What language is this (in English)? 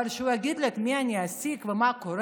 Hebrew